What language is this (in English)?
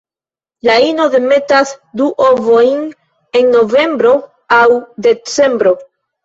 Esperanto